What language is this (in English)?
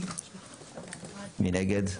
Hebrew